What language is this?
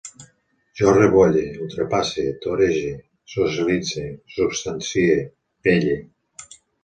Catalan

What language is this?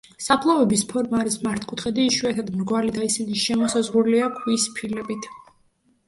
Georgian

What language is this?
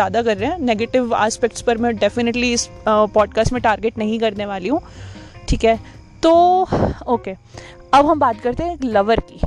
Hindi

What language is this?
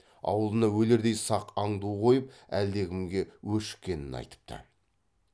Kazakh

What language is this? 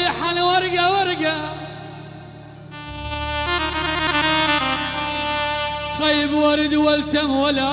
Arabic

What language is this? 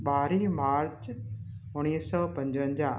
Sindhi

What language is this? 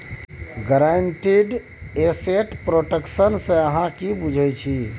Maithili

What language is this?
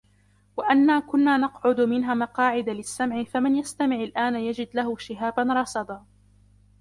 Arabic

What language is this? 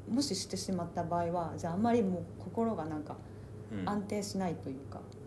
Japanese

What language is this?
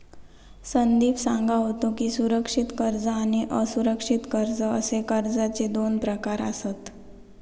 Marathi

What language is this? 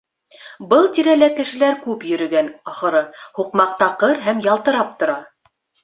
Bashkir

